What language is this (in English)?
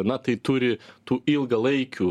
Lithuanian